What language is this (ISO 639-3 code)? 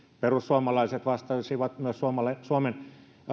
fin